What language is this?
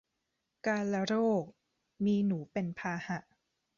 Thai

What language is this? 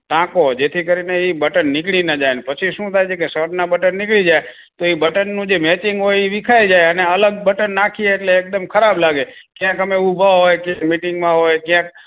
Gujarati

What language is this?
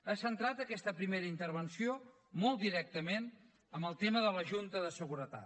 Catalan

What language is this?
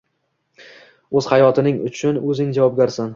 Uzbek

